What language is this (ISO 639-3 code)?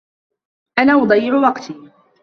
ara